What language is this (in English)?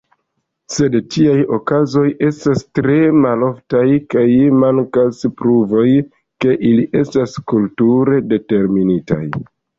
Esperanto